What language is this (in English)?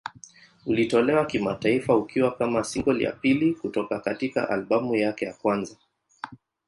Swahili